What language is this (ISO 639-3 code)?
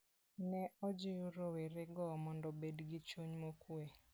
luo